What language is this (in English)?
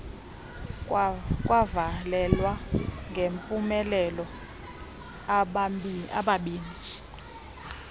Xhosa